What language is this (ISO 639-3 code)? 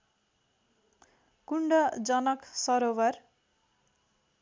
nep